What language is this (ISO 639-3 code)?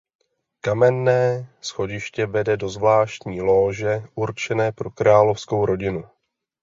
ces